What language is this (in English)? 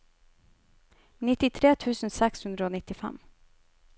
Norwegian